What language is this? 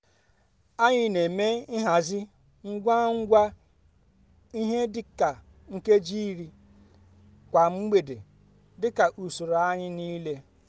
Igbo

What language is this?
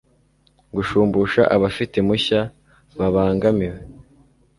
Kinyarwanda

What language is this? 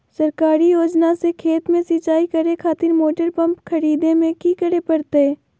Magahi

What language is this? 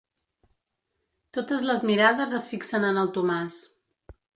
Catalan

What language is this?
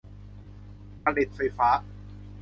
Thai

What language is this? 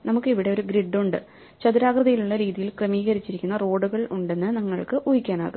Malayalam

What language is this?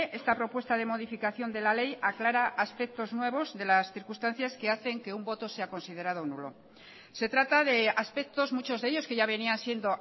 Spanish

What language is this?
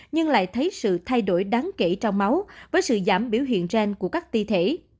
Vietnamese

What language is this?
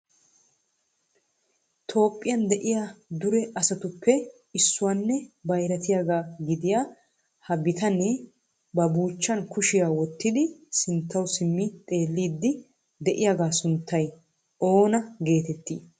Wolaytta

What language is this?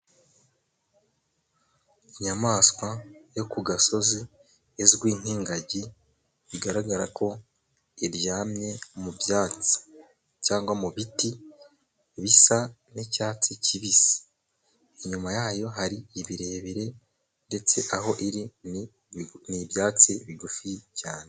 Kinyarwanda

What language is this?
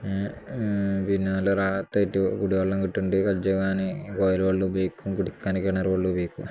Malayalam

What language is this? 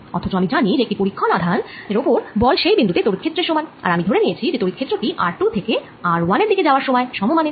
Bangla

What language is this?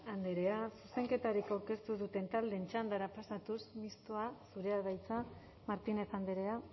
Basque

